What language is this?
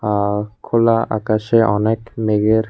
Bangla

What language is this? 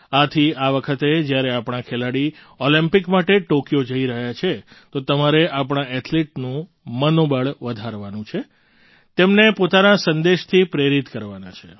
Gujarati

